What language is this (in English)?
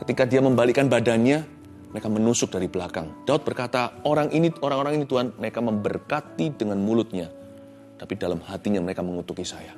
Indonesian